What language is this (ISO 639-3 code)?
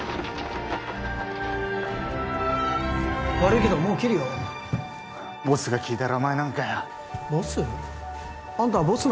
jpn